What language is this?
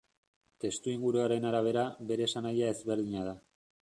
Basque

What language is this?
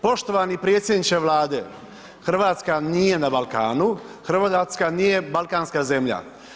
Croatian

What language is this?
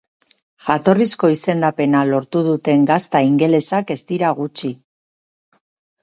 Basque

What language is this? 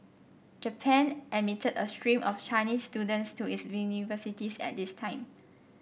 English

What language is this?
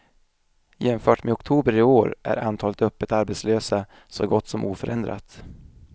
Swedish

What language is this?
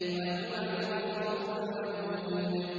Arabic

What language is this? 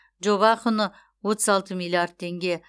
Kazakh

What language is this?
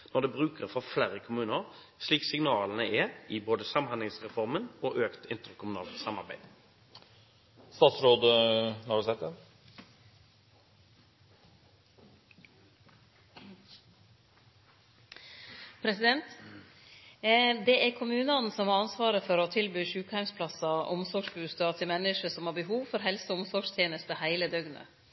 Norwegian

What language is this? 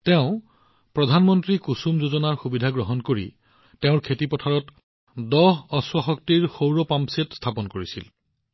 Assamese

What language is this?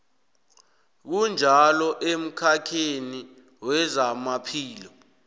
South Ndebele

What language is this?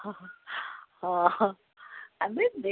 Odia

